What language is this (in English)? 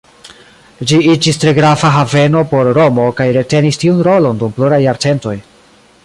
Esperanto